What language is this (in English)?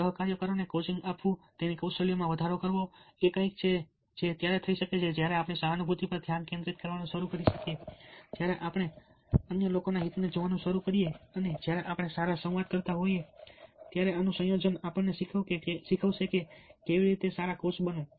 Gujarati